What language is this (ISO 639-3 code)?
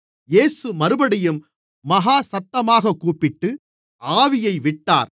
tam